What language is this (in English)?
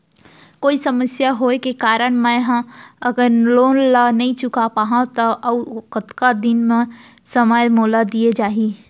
Chhattisgarhi